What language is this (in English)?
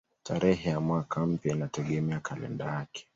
Swahili